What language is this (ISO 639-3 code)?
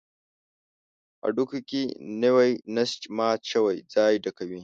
pus